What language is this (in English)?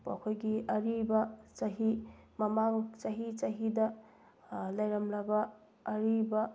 Manipuri